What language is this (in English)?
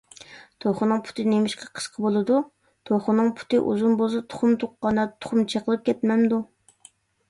Uyghur